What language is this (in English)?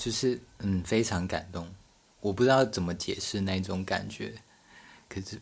Chinese